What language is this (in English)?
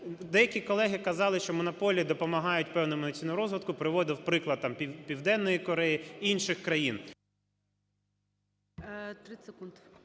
Ukrainian